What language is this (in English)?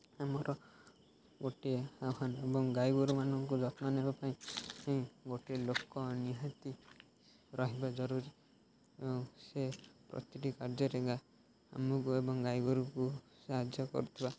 Odia